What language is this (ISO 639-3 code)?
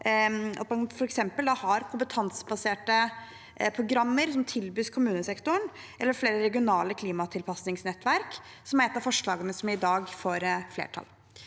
nor